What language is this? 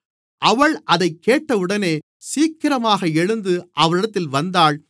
Tamil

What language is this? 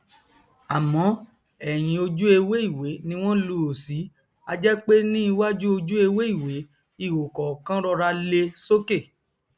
Yoruba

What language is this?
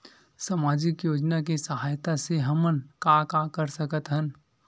Chhattisgarhi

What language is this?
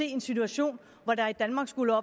Danish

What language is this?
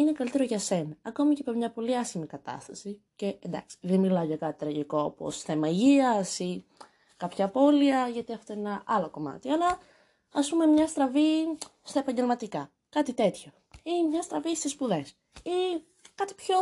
Greek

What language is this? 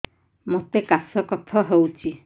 Odia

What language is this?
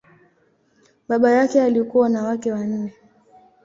Swahili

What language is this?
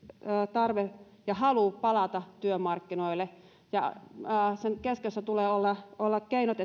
Finnish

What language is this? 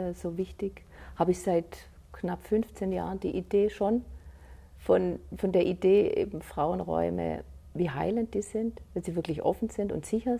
German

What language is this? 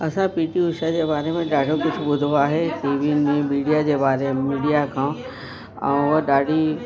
Sindhi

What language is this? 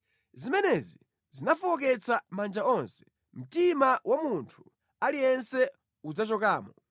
Nyanja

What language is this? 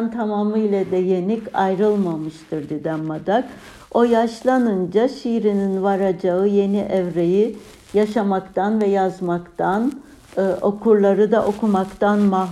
Turkish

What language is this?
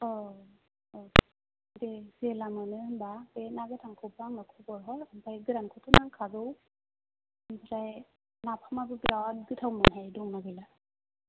Bodo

